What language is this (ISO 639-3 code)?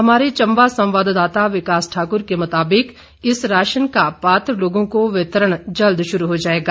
hin